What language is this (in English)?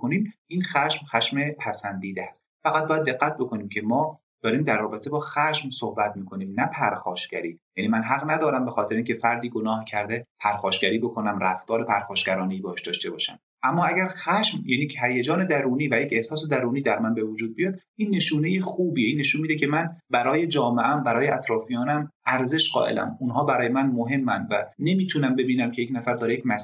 Persian